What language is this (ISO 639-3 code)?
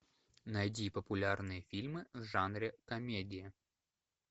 rus